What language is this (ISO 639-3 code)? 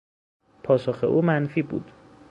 fas